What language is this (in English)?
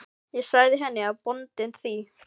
Icelandic